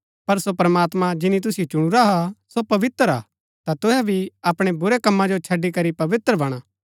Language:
Gaddi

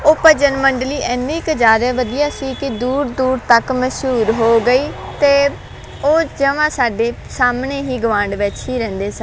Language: Punjabi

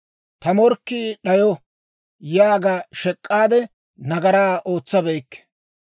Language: Dawro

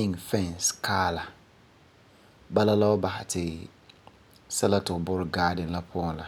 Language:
Frafra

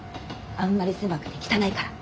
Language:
Japanese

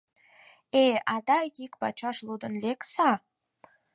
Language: Mari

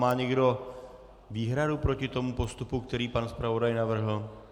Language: Czech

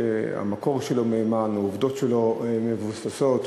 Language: Hebrew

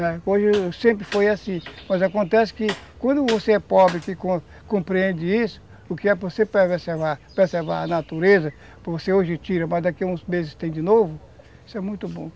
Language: Portuguese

